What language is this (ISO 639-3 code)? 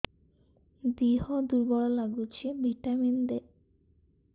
ori